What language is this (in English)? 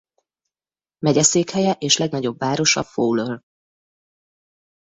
Hungarian